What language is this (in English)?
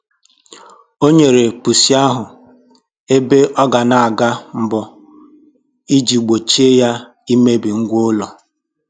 Igbo